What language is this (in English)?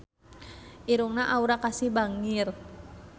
Sundanese